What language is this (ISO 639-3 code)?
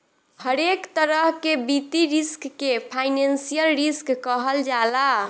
bho